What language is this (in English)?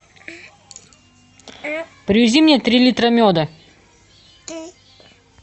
Russian